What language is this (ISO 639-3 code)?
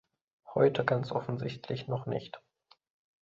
deu